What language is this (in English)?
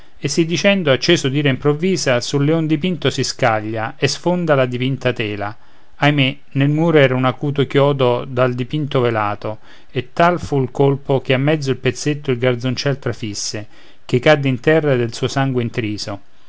Italian